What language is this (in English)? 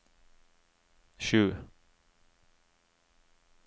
Norwegian